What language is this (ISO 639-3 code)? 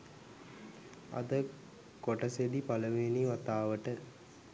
sin